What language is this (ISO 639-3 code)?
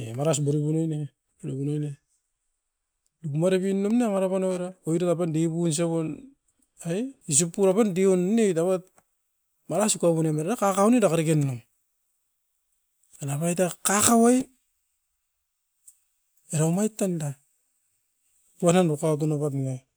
eiv